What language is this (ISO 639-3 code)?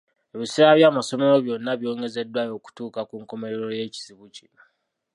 lug